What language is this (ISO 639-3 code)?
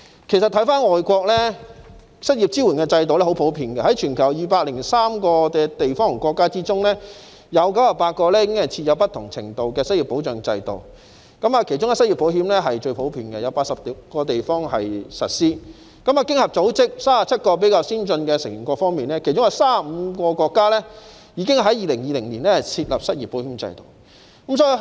yue